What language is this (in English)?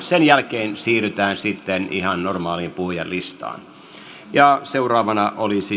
Finnish